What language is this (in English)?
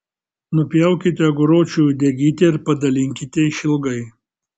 Lithuanian